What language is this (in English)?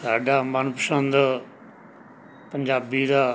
Punjabi